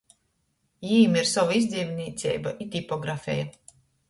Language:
Latgalian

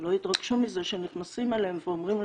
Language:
Hebrew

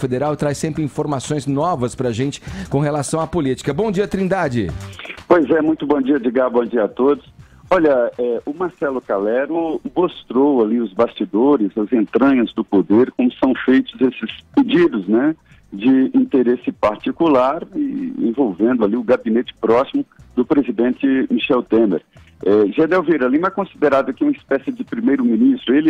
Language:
Portuguese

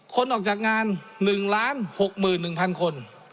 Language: Thai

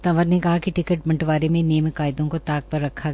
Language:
Hindi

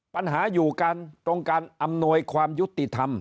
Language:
Thai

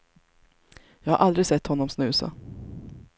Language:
Swedish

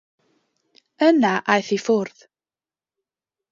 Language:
Welsh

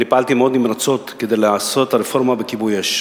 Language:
Hebrew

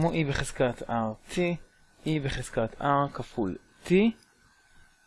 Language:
Hebrew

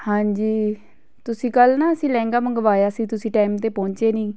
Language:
Punjabi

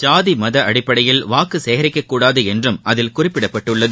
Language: Tamil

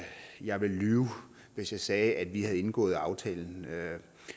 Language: Danish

